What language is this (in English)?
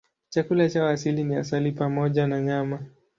Swahili